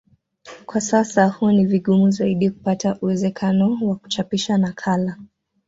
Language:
Swahili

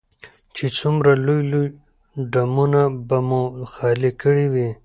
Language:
Pashto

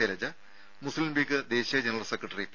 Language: Malayalam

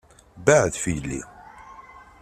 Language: Kabyle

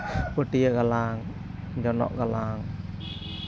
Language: Santali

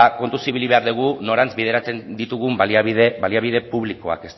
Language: Basque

